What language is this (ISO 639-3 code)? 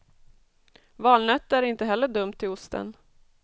swe